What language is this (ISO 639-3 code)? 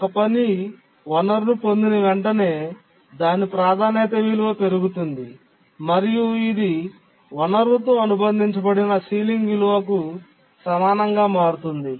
tel